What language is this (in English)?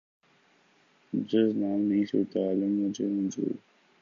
Urdu